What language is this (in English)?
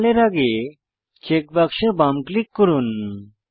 Bangla